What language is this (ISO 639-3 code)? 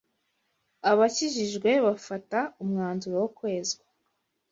kin